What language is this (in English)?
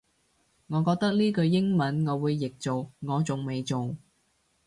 Cantonese